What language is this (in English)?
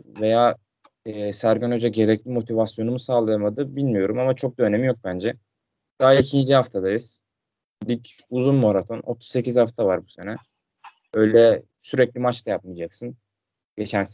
Turkish